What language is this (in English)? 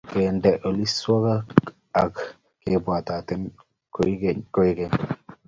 Kalenjin